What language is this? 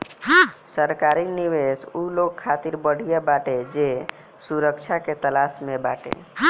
Bhojpuri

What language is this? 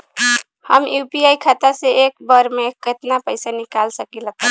Bhojpuri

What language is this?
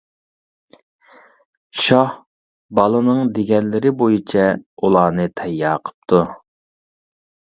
Uyghur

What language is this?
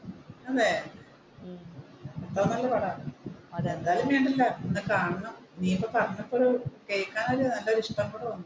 Malayalam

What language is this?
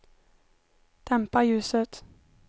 Swedish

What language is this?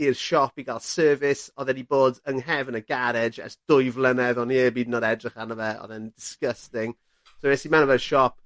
Welsh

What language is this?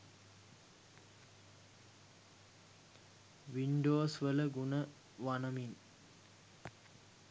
Sinhala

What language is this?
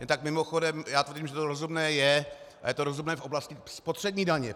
Czech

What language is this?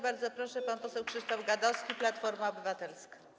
Polish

